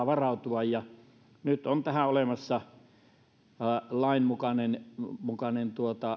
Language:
Finnish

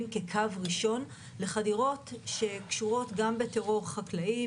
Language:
Hebrew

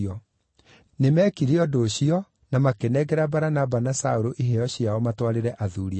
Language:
Kikuyu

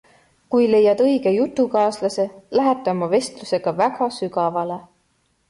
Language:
Estonian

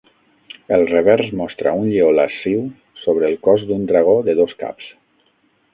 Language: Catalan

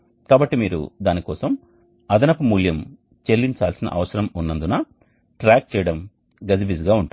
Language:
Telugu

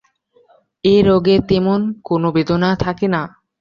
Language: Bangla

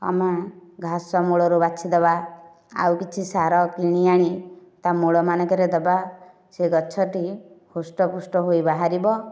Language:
Odia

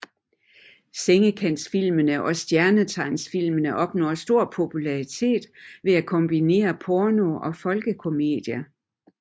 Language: Danish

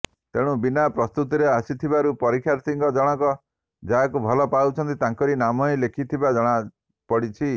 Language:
Odia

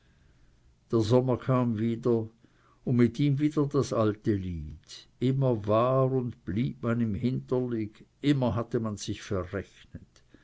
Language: German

